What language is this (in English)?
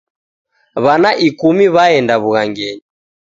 Taita